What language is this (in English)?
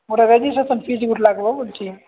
Odia